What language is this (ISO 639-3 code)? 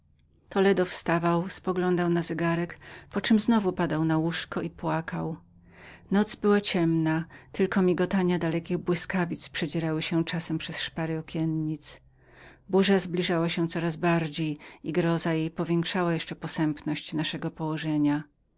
pol